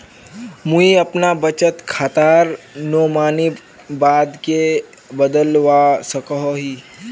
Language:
Magahi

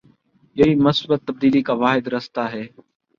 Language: Urdu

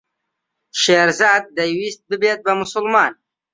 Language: Central Kurdish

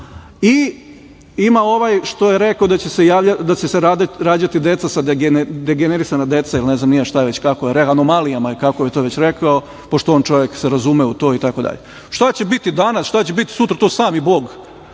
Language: Serbian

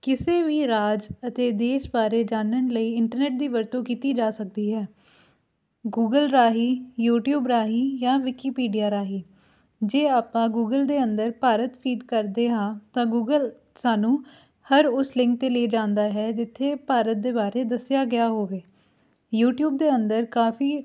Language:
Punjabi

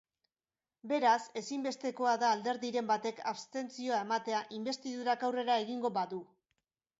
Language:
Basque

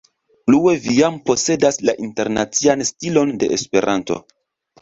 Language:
Esperanto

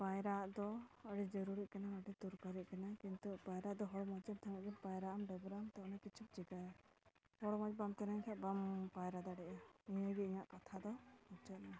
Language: Santali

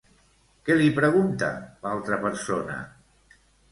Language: Catalan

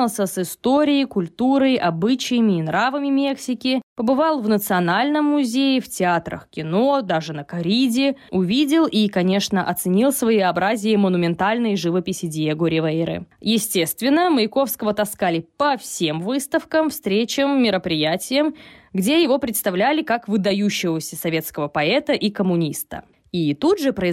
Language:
Russian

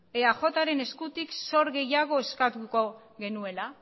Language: Basque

